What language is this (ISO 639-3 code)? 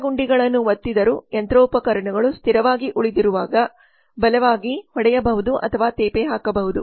kan